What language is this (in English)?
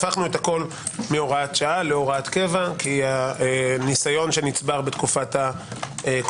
Hebrew